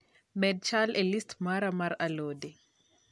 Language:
Luo (Kenya and Tanzania)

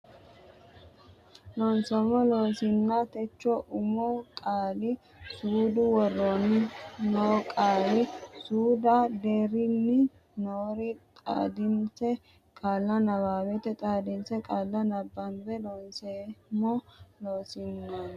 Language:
Sidamo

